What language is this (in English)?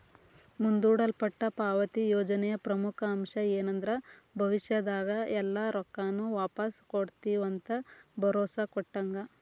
Kannada